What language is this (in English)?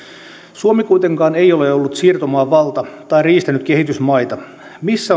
Finnish